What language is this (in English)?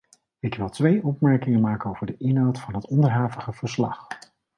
Dutch